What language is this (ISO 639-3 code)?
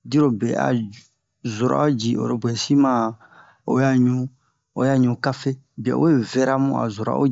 bmq